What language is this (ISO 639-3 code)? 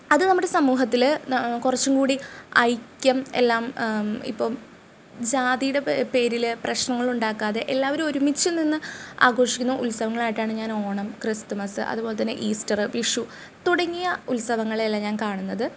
mal